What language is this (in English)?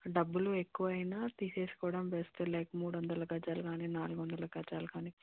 Telugu